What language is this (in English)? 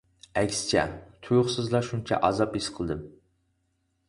Uyghur